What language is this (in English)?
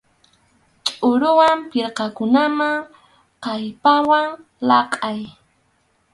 Arequipa-La Unión Quechua